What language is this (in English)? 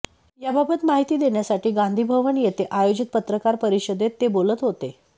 Marathi